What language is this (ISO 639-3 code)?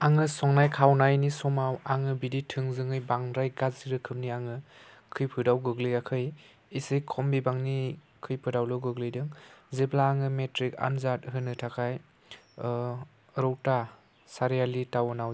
brx